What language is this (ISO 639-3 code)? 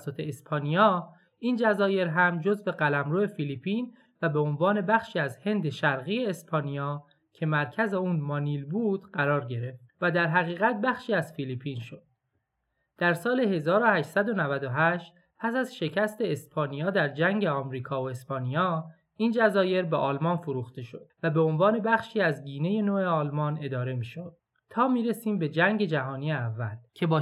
fas